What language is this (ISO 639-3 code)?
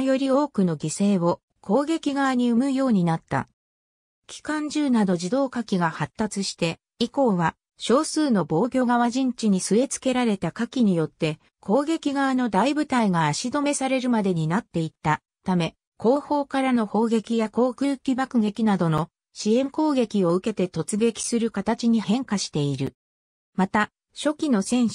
jpn